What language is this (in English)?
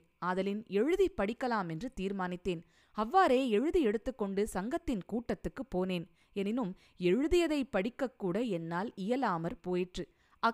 Tamil